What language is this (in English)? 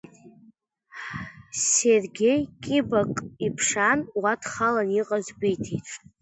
Abkhazian